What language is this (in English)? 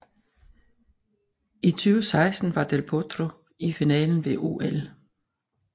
Danish